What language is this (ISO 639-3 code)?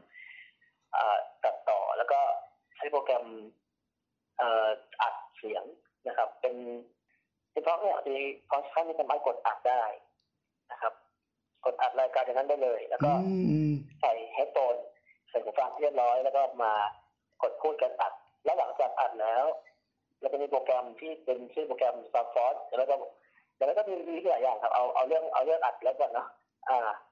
tha